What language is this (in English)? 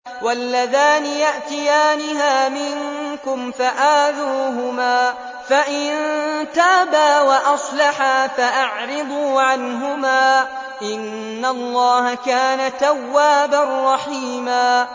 Arabic